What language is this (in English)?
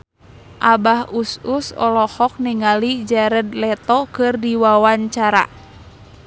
Sundanese